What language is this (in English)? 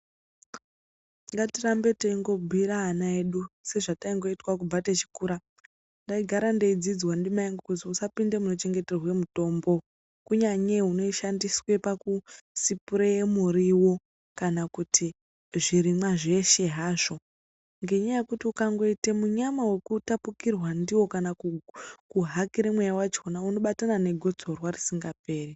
Ndau